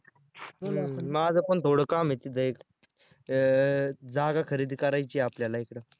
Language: Marathi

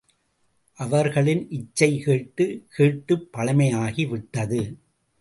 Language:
Tamil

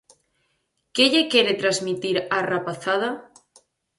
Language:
Galician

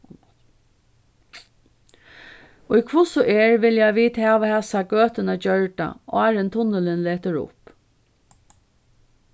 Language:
Faroese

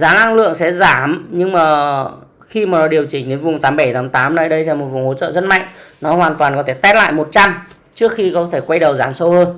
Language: Vietnamese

